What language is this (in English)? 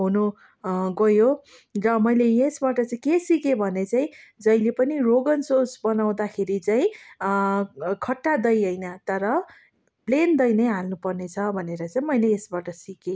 Nepali